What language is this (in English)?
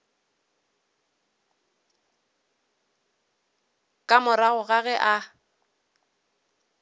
Northern Sotho